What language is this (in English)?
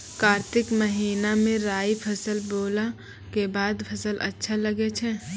Maithili